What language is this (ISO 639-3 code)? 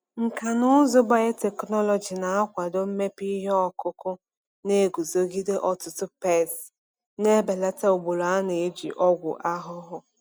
ibo